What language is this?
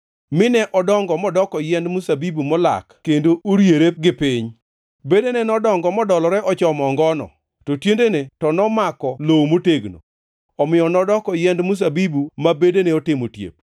Luo (Kenya and Tanzania)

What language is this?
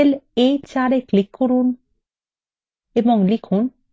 Bangla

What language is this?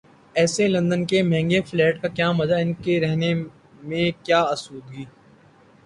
Urdu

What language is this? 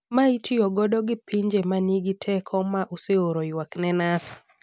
Luo (Kenya and Tanzania)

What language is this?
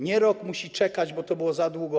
Polish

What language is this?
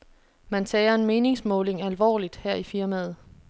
Danish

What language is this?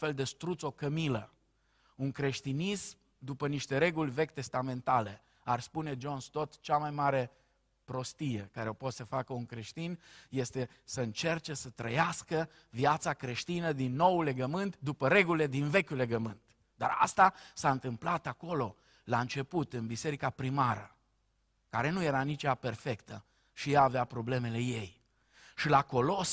Romanian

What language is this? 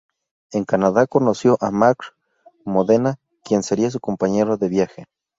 Spanish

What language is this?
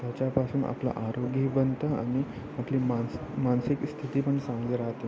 Marathi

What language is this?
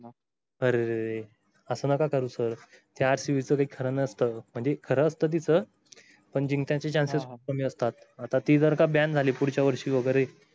Marathi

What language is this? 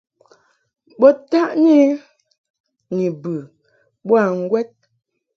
Mungaka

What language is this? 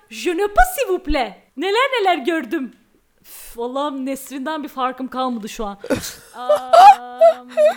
Turkish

